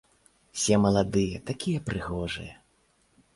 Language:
Belarusian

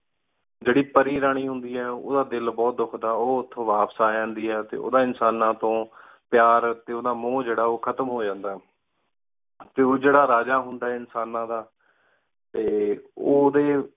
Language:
Punjabi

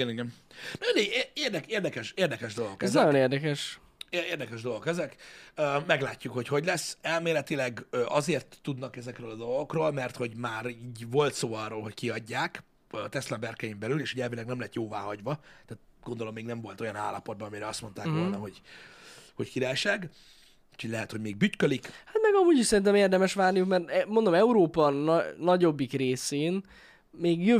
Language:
Hungarian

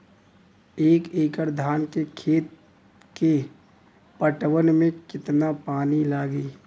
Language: Bhojpuri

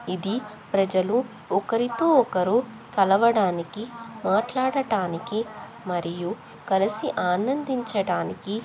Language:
Telugu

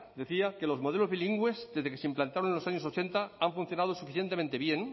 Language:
Spanish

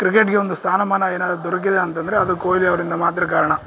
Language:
Kannada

